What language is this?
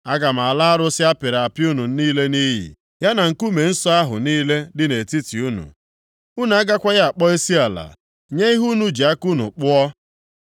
Igbo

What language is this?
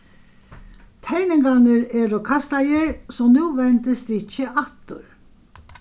Faroese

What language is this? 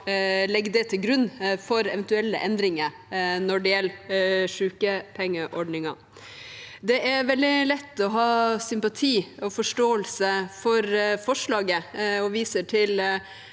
Norwegian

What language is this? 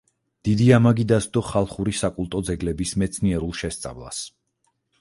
Georgian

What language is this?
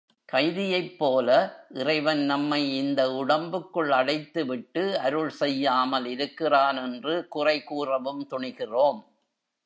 Tamil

